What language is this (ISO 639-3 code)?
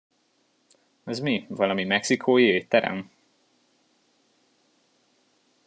hun